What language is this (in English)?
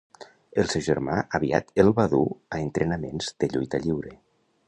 Catalan